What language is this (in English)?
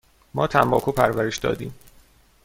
Persian